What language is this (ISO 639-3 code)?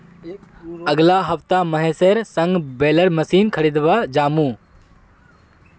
mag